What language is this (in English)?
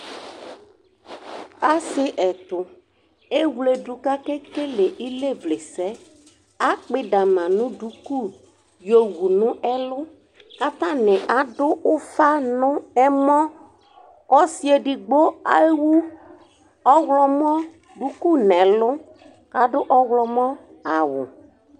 Ikposo